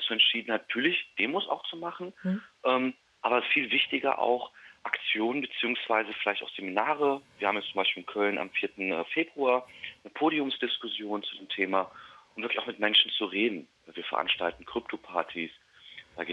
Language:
German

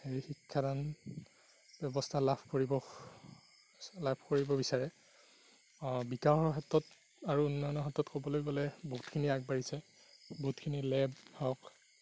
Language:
Assamese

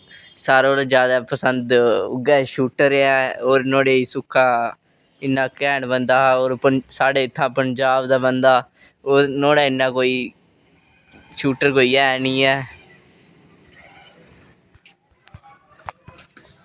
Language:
Dogri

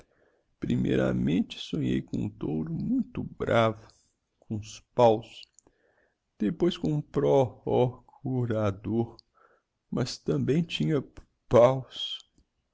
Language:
Portuguese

